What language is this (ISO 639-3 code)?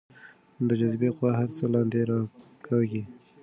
pus